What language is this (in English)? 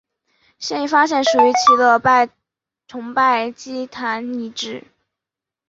Chinese